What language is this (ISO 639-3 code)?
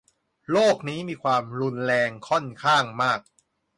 tha